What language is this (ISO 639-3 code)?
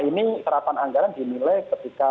ind